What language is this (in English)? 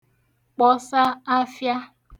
Igbo